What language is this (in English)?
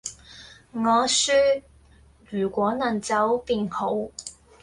Cantonese